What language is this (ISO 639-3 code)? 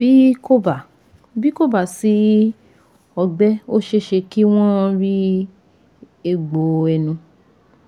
yor